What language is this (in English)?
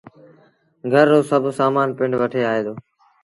Sindhi Bhil